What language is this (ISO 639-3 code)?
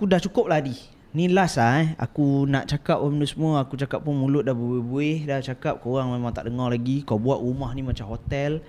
msa